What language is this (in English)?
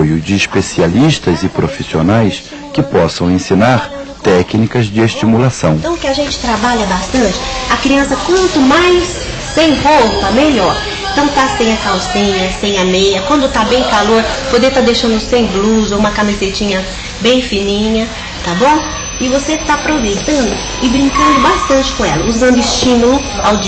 Portuguese